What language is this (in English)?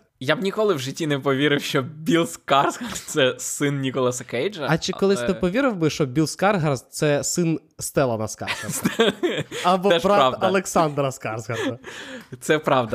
Ukrainian